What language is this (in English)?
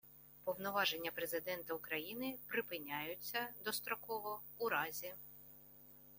Ukrainian